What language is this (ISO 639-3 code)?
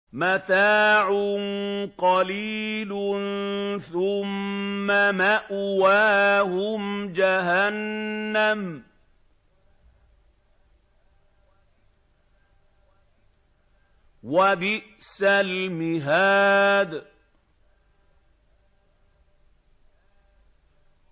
ara